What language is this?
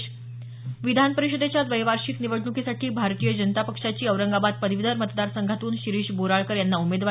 Marathi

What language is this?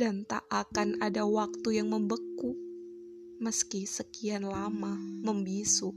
Indonesian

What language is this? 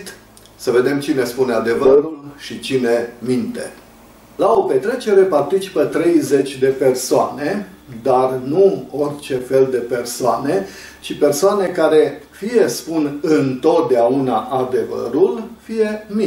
Romanian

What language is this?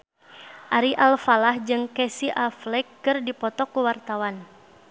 Sundanese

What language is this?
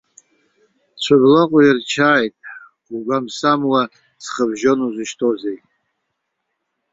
Abkhazian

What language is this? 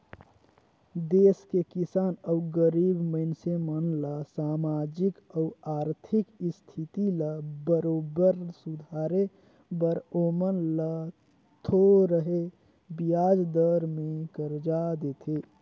Chhattisgarhi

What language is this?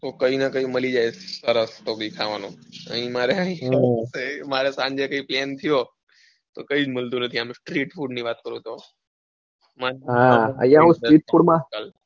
Gujarati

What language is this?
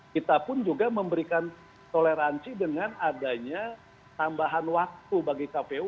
Indonesian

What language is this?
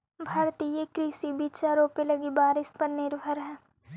Magahi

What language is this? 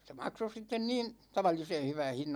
Finnish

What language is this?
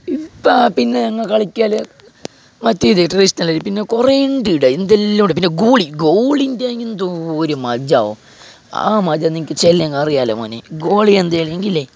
Malayalam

